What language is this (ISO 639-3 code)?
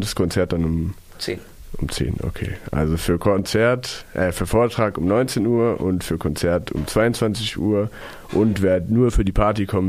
deu